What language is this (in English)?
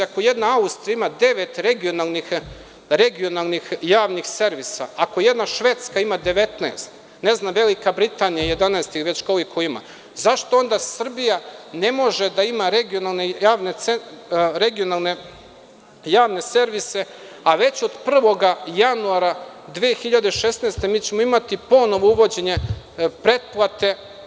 Serbian